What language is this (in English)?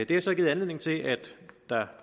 Danish